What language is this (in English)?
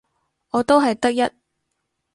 Cantonese